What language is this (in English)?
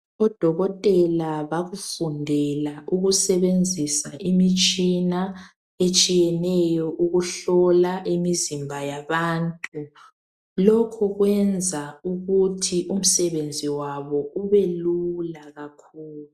North Ndebele